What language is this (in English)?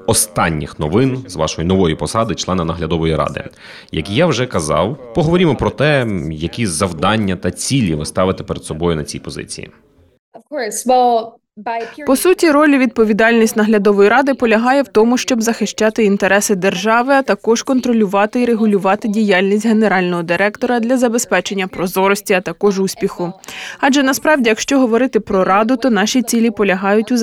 Ukrainian